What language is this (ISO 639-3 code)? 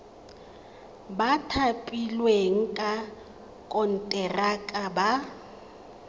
tsn